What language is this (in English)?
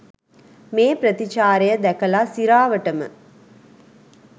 Sinhala